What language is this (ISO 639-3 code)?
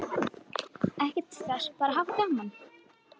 isl